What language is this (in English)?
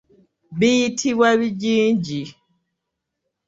Ganda